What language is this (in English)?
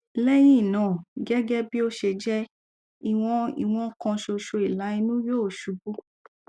Yoruba